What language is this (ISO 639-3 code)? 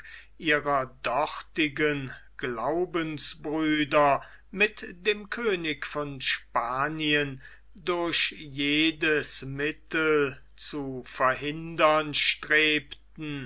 deu